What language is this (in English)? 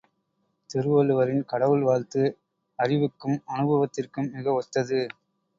Tamil